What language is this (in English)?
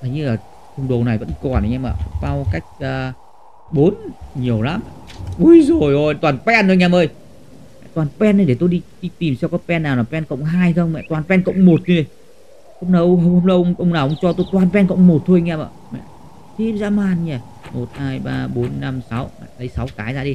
Vietnamese